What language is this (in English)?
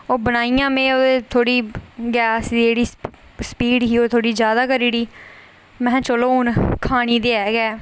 Dogri